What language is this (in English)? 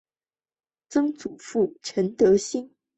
Chinese